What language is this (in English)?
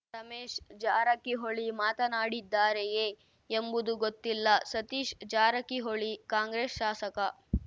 Kannada